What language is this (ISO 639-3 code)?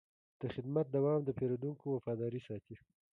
pus